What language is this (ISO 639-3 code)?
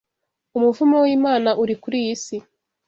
kin